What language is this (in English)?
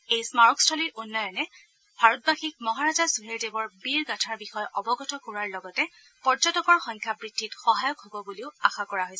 Assamese